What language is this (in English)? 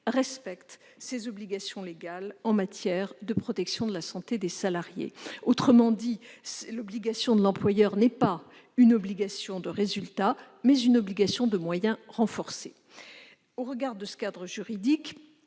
French